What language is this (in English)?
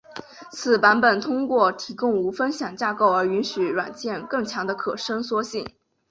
Chinese